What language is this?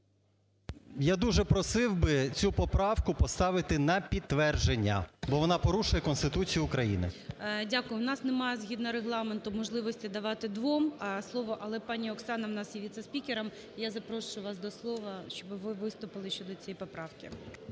Ukrainian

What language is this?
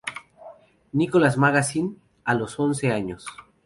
Spanish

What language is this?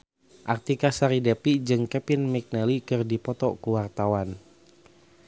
Sundanese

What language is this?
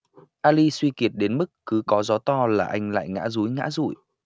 Vietnamese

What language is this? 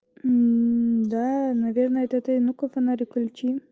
Russian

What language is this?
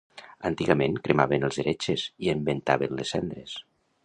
Catalan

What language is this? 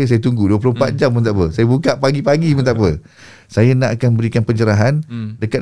Malay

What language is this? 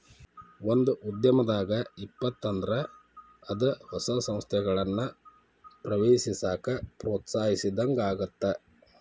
Kannada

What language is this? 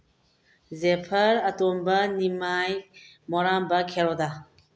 Manipuri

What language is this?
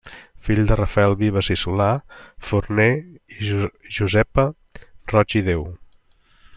Catalan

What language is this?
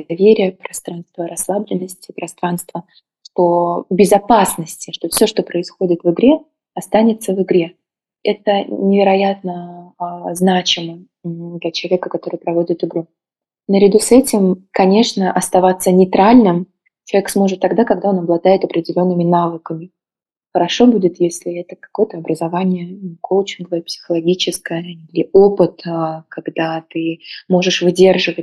Russian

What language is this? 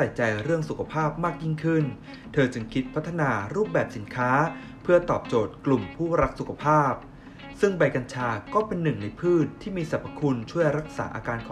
Thai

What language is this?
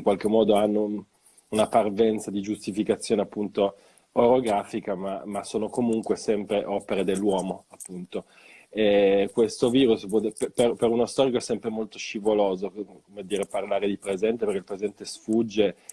Italian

